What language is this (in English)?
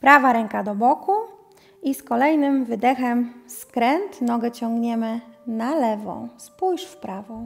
Polish